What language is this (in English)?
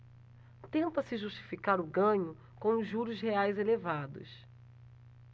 Portuguese